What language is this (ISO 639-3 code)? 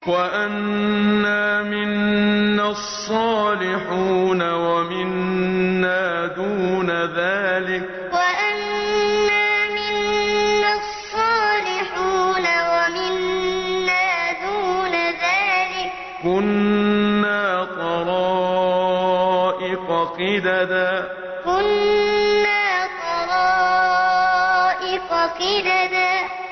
ara